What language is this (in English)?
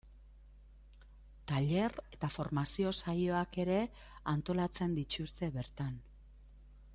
Basque